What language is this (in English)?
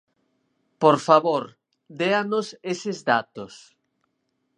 Galician